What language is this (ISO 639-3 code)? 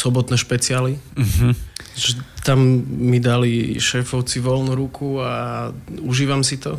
slk